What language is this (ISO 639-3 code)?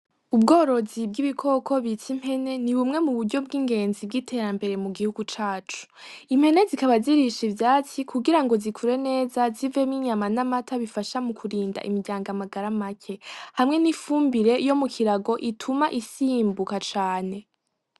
run